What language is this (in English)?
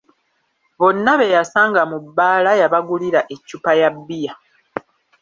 Ganda